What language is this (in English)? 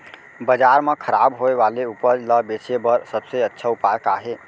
Chhattisgarhi